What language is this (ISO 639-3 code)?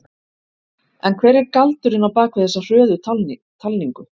isl